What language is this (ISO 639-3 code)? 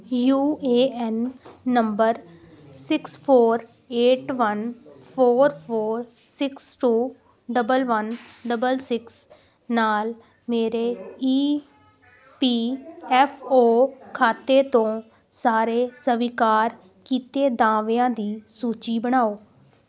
pan